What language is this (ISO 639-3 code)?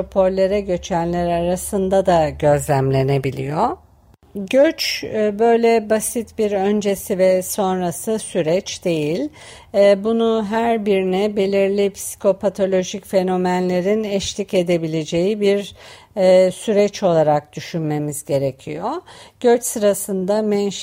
tur